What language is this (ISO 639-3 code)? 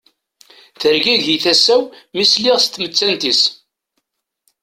kab